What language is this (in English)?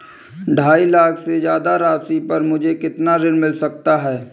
Hindi